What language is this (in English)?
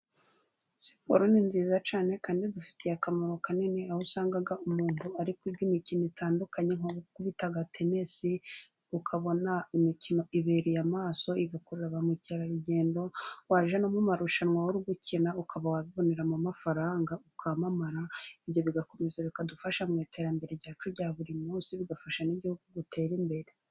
Kinyarwanda